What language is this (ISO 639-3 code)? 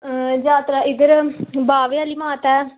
doi